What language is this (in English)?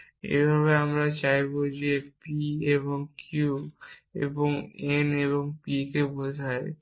Bangla